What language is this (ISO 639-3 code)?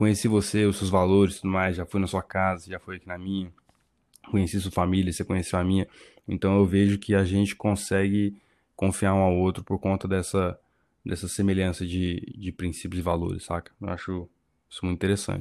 por